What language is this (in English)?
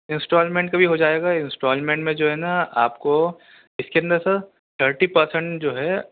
Urdu